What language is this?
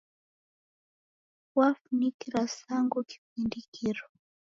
Taita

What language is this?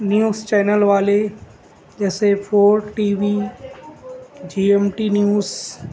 Urdu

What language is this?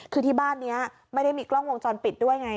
Thai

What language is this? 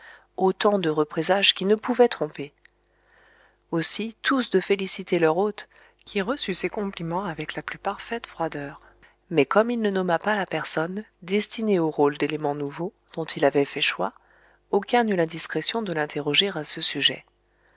French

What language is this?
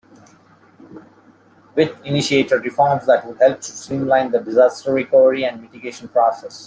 English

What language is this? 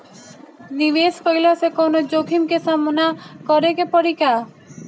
Bhojpuri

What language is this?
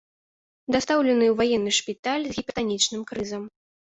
Belarusian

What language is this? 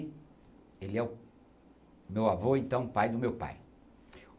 Portuguese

